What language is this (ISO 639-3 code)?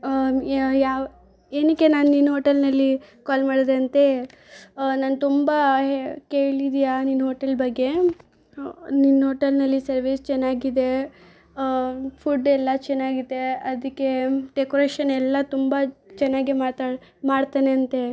kan